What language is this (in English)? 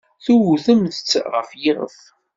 Kabyle